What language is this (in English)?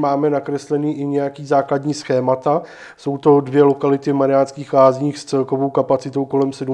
Czech